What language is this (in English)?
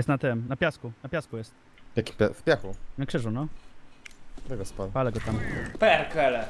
Polish